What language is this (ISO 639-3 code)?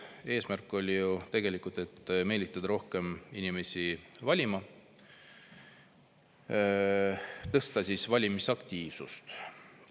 est